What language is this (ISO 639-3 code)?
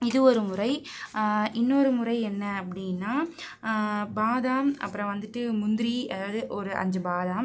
tam